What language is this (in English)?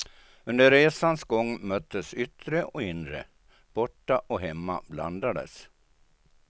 Swedish